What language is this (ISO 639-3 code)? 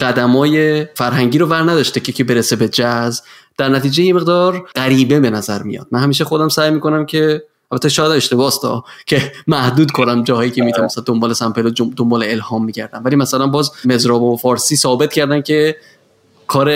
fas